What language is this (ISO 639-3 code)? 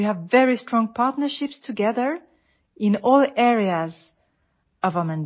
mal